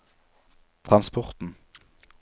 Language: Norwegian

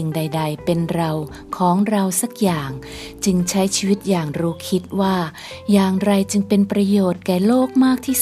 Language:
Thai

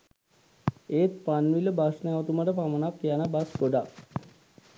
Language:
Sinhala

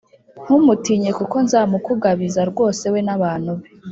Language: Kinyarwanda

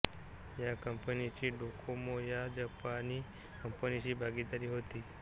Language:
Marathi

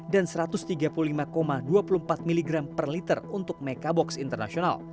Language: Indonesian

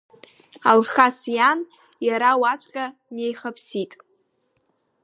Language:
Abkhazian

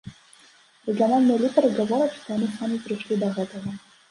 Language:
Belarusian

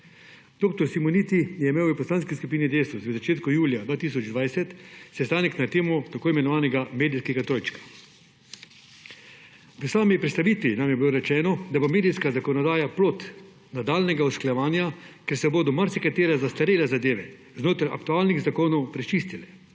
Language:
Slovenian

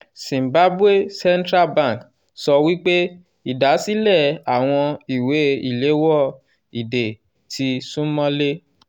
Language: Yoruba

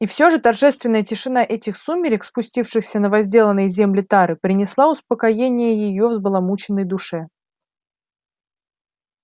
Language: Russian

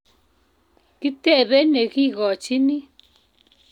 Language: Kalenjin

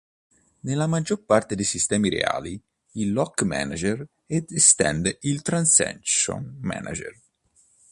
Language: Italian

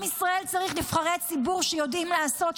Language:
Hebrew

